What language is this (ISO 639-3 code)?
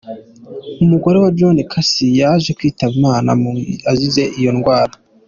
kin